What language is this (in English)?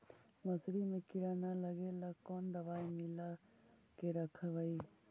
Magahi